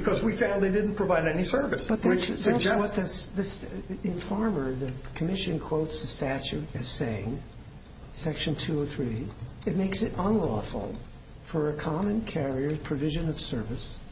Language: English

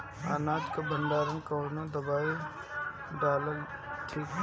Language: Bhojpuri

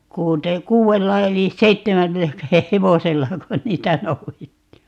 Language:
Finnish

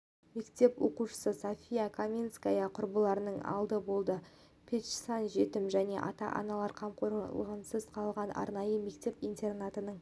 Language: Kazakh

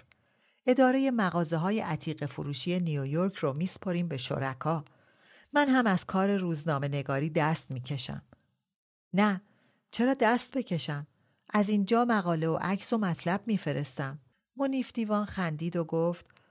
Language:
Persian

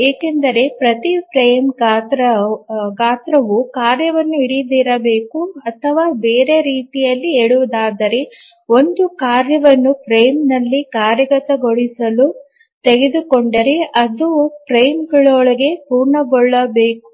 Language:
Kannada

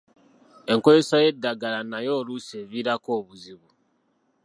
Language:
Ganda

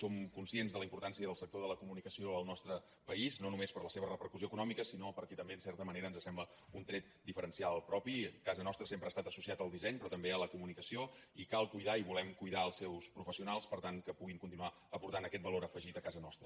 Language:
Catalan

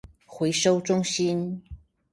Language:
Chinese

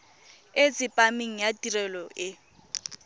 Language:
Tswana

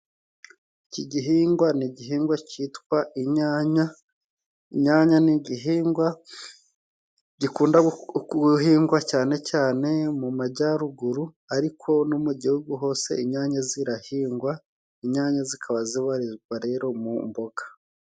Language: Kinyarwanda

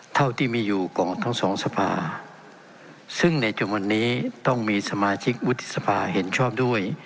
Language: Thai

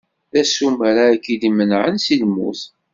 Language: Kabyle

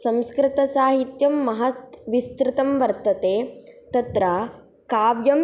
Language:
Sanskrit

